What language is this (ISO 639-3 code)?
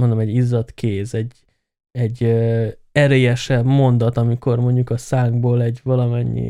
hun